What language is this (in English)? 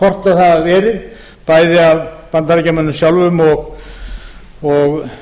Icelandic